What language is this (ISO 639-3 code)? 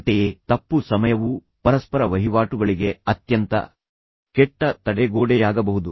kan